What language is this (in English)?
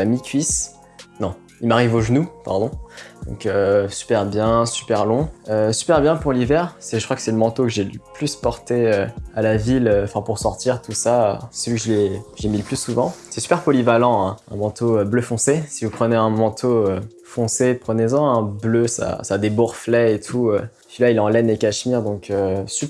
French